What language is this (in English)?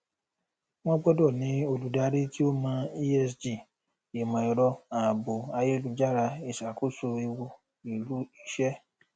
Yoruba